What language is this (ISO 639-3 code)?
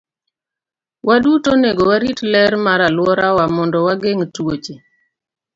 luo